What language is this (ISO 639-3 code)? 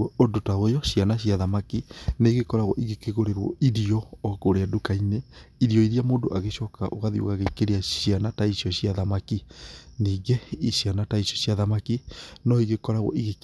kik